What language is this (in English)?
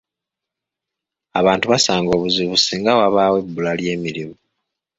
Ganda